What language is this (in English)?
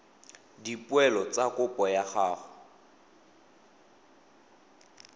Tswana